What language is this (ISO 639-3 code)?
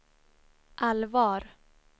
swe